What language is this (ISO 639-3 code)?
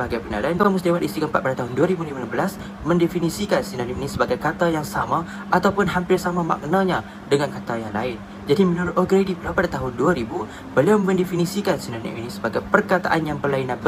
msa